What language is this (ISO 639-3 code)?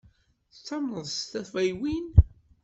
kab